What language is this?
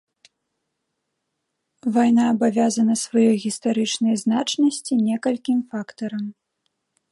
Belarusian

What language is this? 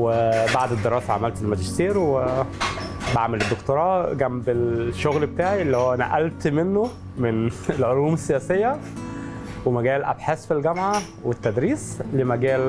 Arabic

